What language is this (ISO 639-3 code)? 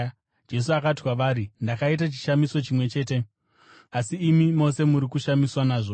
sna